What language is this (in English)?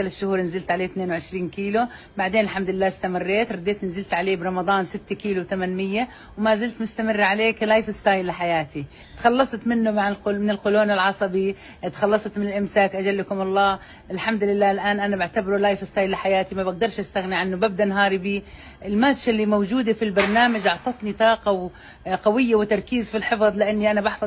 Arabic